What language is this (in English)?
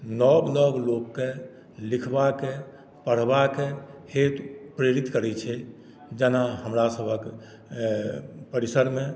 Maithili